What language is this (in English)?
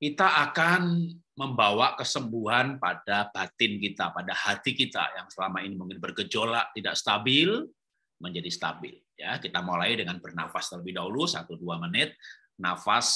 Indonesian